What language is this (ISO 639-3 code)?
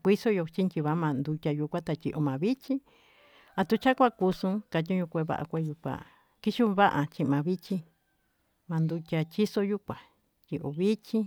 mtu